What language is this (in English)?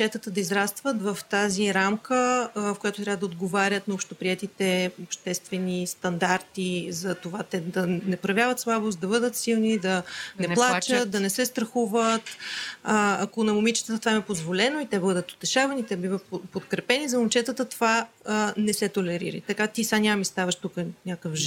Bulgarian